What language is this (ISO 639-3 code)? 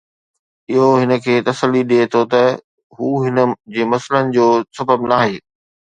snd